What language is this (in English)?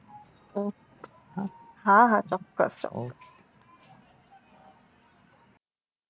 Gujarati